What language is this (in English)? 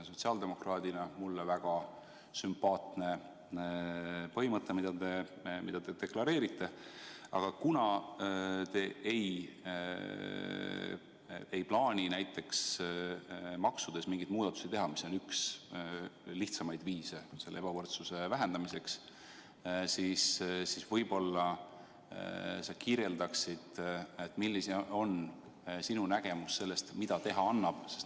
Estonian